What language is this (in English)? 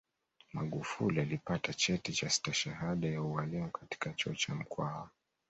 Swahili